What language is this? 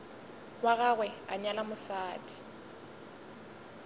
Northern Sotho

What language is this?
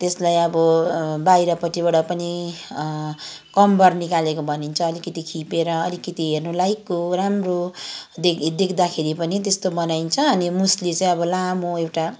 Nepali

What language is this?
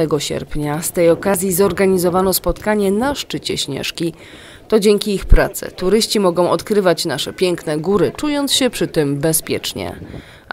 Polish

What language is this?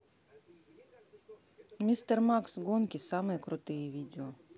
Russian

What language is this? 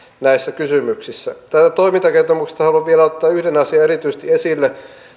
Finnish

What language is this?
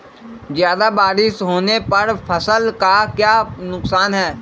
Magahi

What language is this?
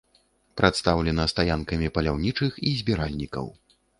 Belarusian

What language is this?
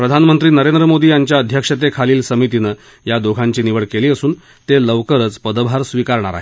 Marathi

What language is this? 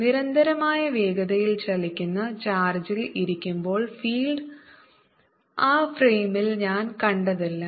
Malayalam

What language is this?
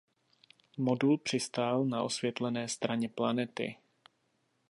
Czech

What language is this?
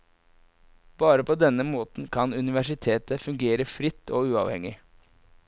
Norwegian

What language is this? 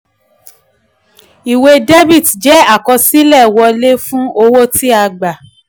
Yoruba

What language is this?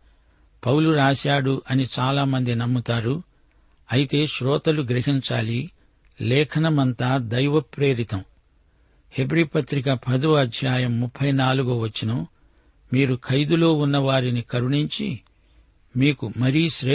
Telugu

